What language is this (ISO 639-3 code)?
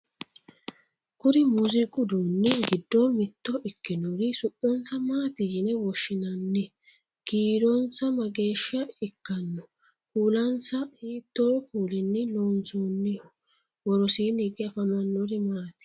sid